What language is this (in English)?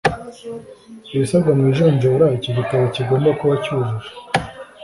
Kinyarwanda